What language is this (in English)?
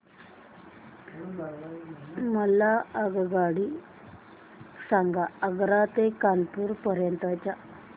Marathi